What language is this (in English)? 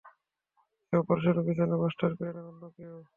Bangla